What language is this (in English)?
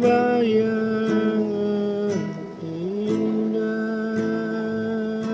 Indonesian